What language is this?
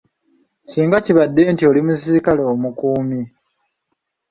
Ganda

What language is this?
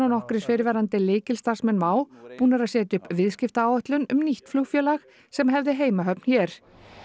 Icelandic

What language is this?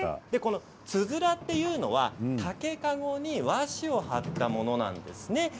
Japanese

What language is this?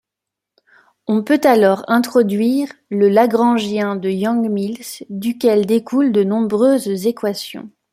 French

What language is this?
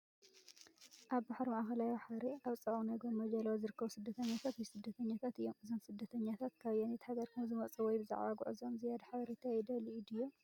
Tigrinya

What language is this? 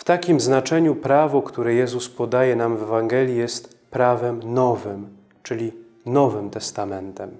Polish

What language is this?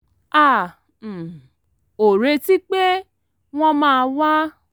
Yoruba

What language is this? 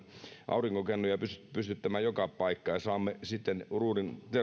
Finnish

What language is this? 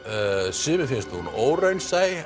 Icelandic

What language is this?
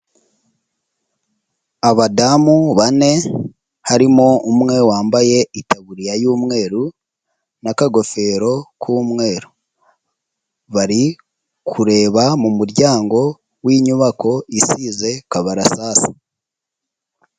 Kinyarwanda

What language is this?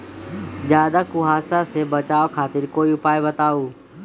Magahi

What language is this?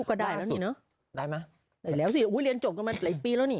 Thai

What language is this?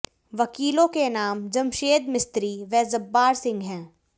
Hindi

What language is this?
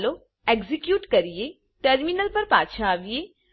Gujarati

